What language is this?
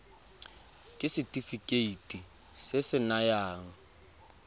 Tswana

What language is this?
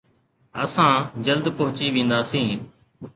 Sindhi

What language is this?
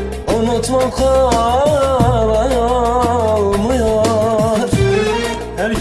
Turkish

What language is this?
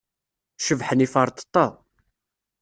Kabyle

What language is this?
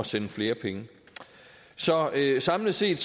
Danish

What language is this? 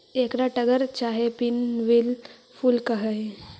Magahi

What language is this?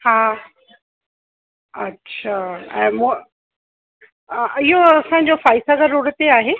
Sindhi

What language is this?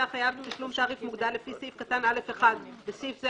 Hebrew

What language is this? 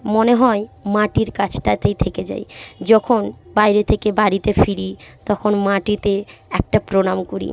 Bangla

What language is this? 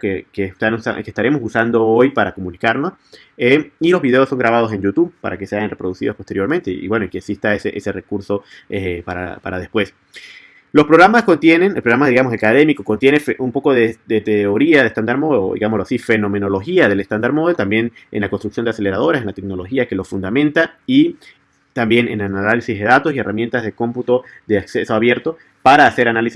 Spanish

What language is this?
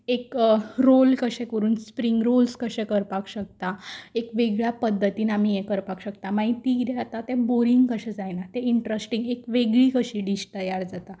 Konkani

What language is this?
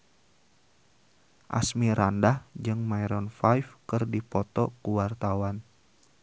Sundanese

